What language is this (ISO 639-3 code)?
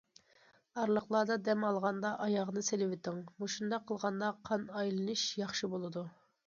uig